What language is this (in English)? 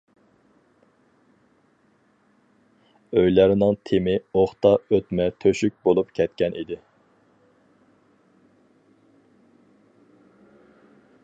Uyghur